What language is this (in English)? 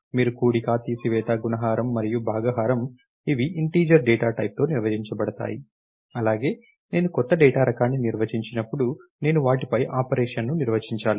Telugu